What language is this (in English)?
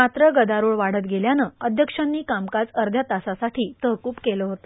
Marathi